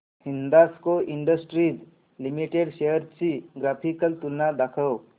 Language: Marathi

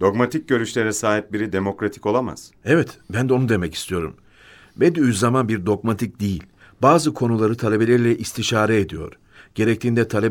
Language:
Turkish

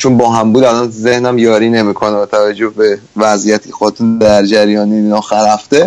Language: Persian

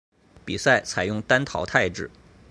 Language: Chinese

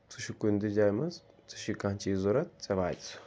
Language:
Kashmiri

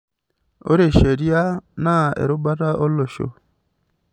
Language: Masai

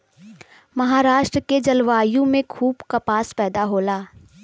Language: Bhojpuri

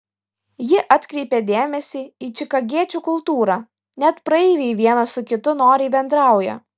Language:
Lithuanian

